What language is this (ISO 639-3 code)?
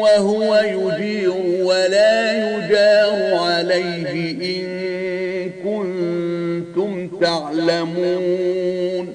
ara